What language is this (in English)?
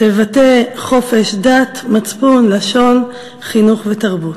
Hebrew